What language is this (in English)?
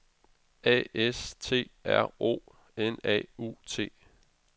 Danish